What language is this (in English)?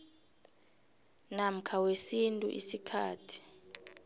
South Ndebele